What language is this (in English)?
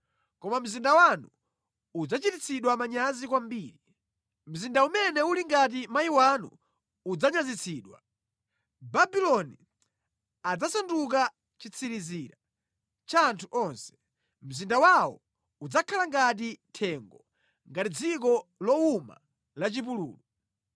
Nyanja